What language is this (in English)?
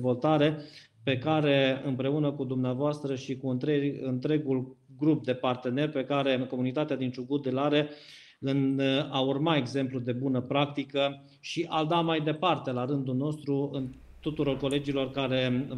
Romanian